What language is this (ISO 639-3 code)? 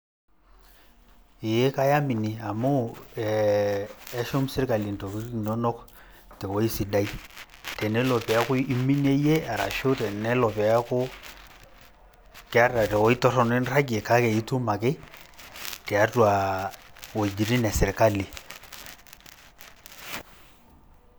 mas